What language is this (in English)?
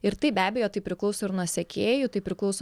Lithuanian